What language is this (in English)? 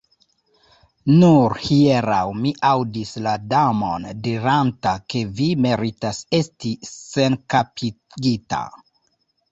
Esperanto